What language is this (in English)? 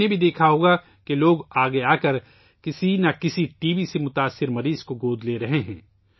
Urdu